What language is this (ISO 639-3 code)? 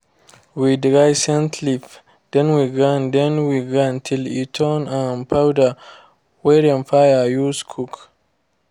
pcm